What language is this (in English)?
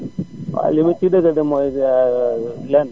Wolof